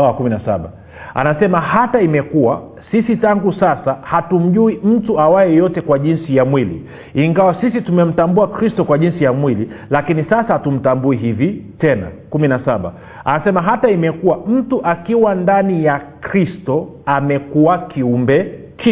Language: Swahili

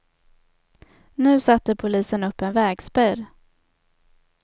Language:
Swedish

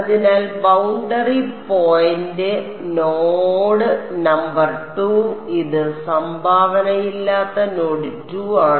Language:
Malayalam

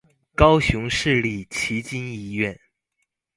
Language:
Chinese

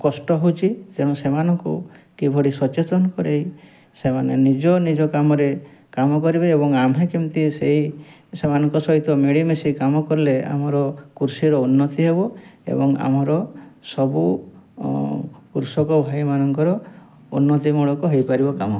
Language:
Odia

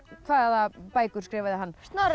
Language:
Icelandic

